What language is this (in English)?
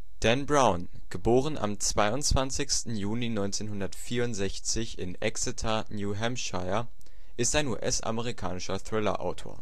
German